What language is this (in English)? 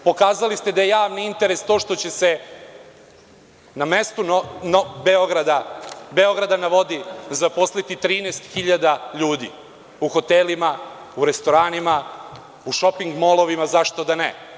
Serbian